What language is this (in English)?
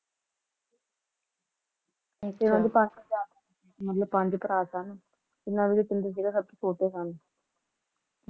Punjabi